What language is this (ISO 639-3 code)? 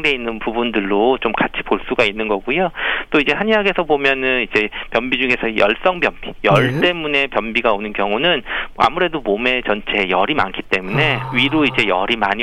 kor